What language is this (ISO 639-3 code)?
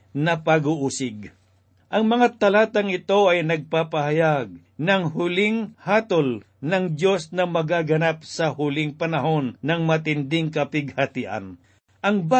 fil